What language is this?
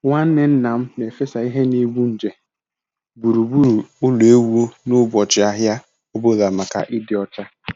Igbo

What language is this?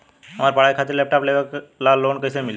Bhojpuri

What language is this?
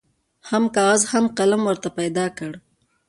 Pashto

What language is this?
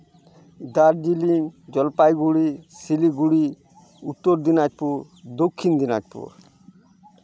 Santali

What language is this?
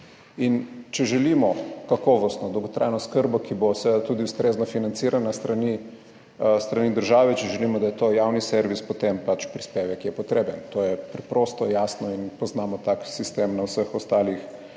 Slovenian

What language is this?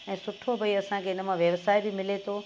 Sindhi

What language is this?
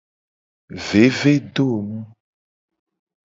Gen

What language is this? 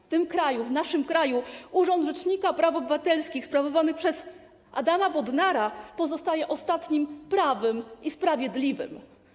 Polish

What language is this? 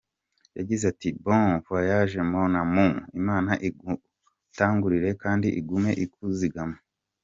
Kinyarwanda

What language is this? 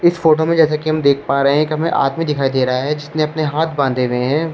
Hindi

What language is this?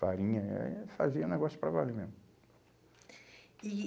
Portuguese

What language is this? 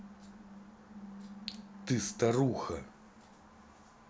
Russian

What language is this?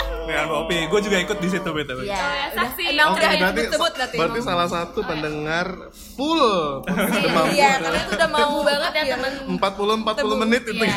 Indonesian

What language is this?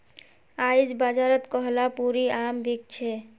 Magahi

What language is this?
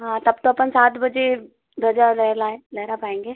Hindi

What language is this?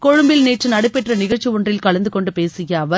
Tamil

